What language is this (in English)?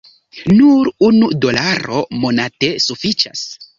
Esperanto